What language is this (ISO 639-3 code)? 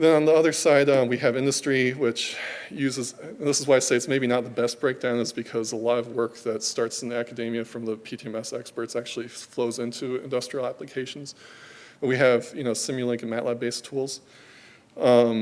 eng